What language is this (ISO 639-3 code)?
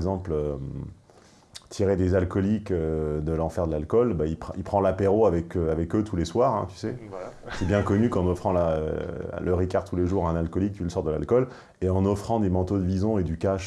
fra